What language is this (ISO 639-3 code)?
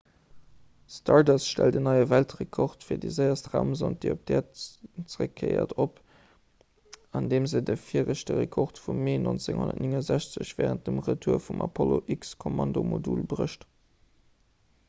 ltz